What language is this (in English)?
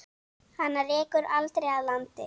Icelandic